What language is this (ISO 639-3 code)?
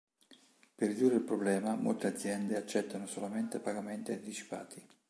ita